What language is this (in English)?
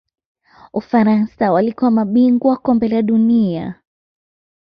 Swahili